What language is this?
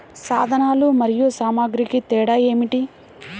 Telugu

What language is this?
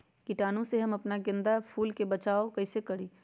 Magahi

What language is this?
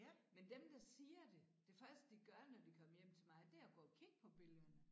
Danish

